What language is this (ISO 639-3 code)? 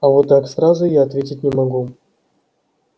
rus